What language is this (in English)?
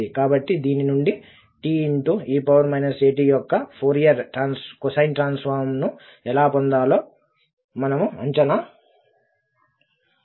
Telugu